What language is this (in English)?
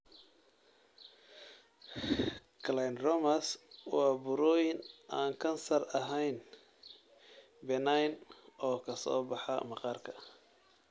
Somali